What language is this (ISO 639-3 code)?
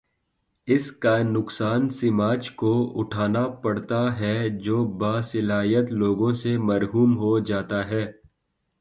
urd